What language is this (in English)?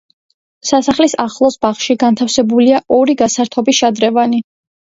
Georgian